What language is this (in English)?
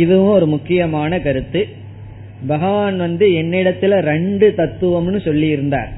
Tamil